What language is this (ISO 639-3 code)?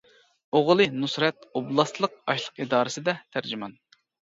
uig